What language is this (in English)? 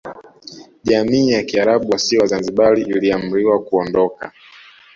Swahili